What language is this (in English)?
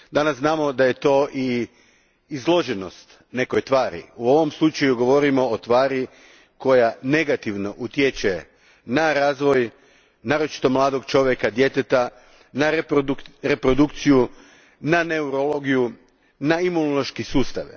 Croatian